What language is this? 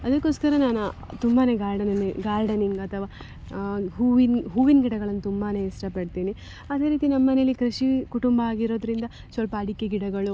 Kannada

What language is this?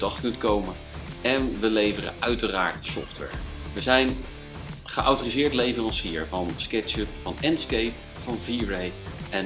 Dutch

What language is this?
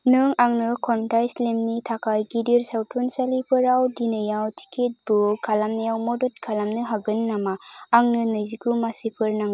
Bodo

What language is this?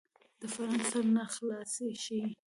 Pashto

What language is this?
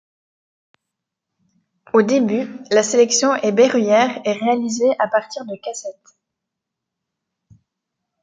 French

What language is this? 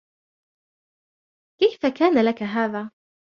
Arabic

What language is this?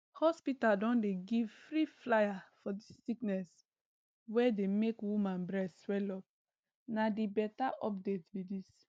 Nigerian Pidgin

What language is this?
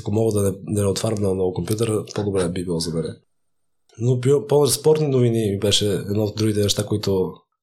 Bulgarian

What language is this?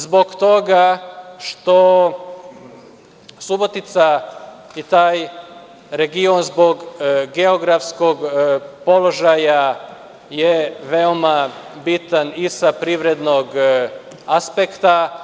Serbian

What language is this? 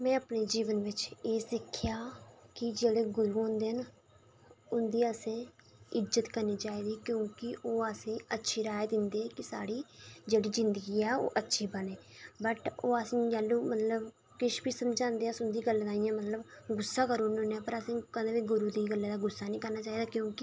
Dogri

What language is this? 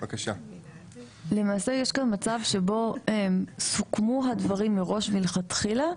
Hebrew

